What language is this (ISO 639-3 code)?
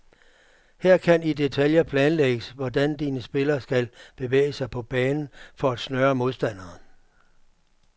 dan